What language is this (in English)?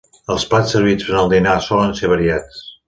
Catalan